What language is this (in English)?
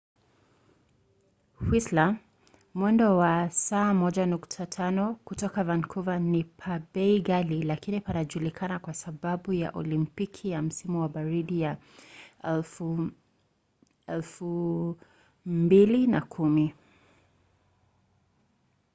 Swahili